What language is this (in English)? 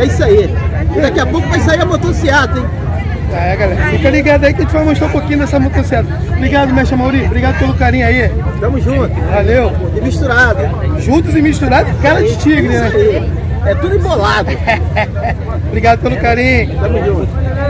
Portuguese